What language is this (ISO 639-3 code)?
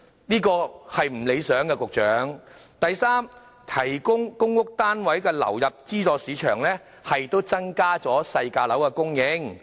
yue